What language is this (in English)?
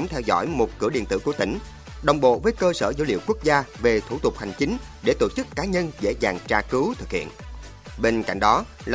Vietnamese